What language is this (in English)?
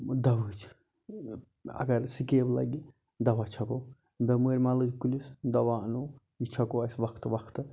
Kashmiri